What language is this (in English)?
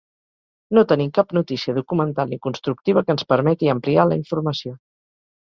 Catalan